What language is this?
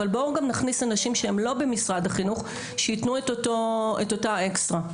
Hebrew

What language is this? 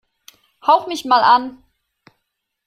German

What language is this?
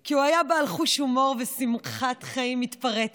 Hebrew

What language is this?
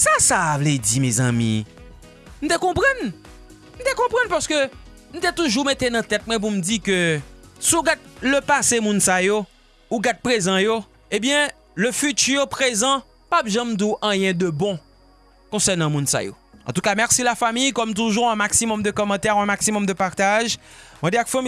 French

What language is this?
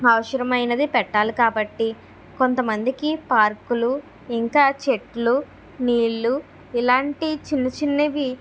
Telugu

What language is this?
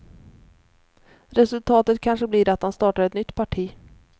Swedish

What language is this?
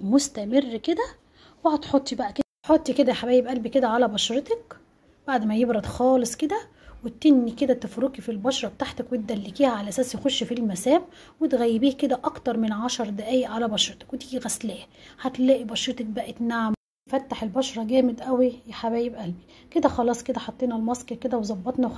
Arabic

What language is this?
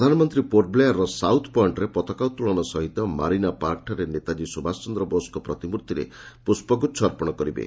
Odia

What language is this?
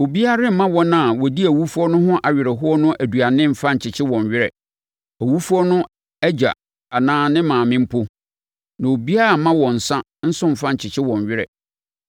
Akan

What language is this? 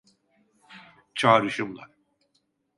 Turkish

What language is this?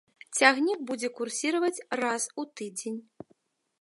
Belarusian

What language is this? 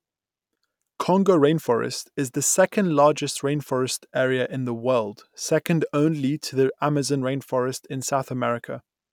English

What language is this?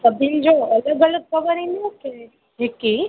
Sindhi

